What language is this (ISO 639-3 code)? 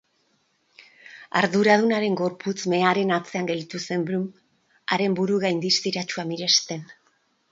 eus